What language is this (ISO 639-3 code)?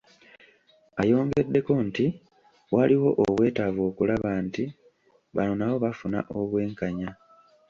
lug